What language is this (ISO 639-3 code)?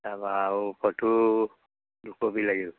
asm